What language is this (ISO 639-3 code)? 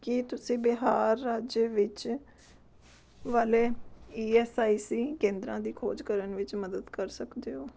pan